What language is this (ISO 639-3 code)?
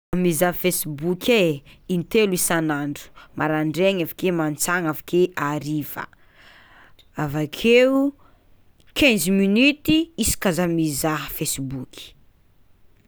xmw